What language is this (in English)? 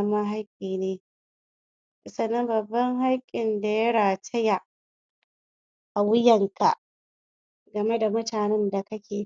Hausa